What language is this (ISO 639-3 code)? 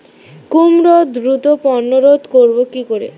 ben